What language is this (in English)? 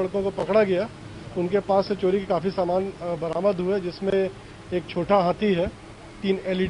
Hindi